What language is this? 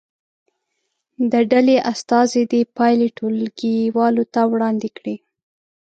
Pashto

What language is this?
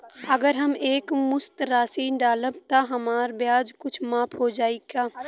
Bhojpuri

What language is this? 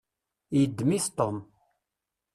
Kabyle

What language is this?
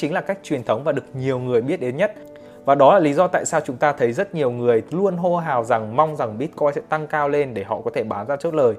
Vietnamese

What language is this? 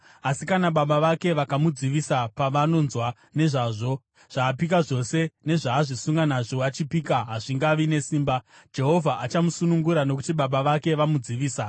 Shona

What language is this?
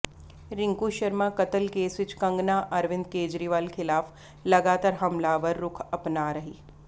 Punjabi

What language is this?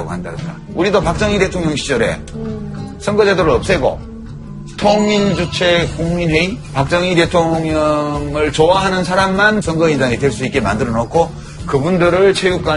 Korean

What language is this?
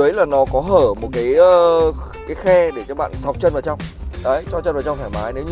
Vietnamese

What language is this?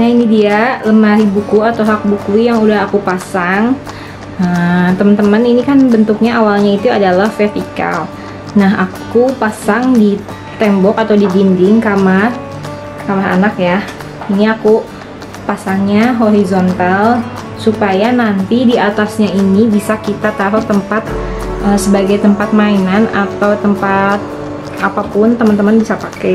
Indonesian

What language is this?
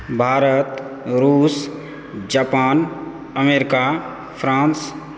Maithili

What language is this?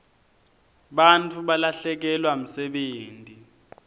Swati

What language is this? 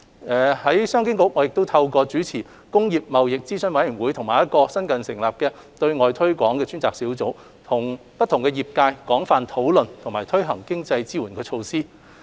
Cantonese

